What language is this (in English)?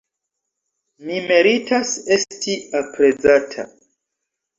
Esperanto